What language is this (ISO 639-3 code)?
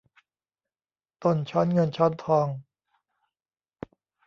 tha